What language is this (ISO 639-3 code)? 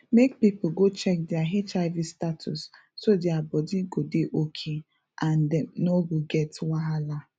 pcm